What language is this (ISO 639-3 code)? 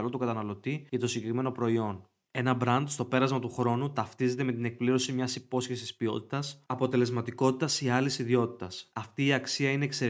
ell